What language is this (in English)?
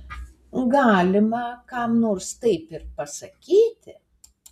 Lithuanian